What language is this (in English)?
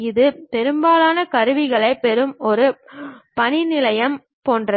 Tamil